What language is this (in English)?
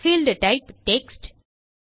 Tamil